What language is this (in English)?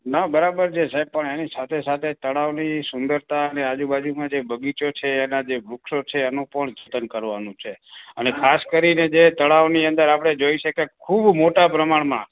Gujarati